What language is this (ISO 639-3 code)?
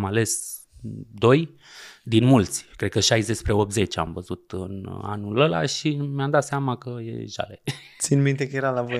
ron